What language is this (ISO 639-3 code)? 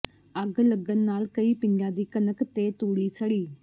pan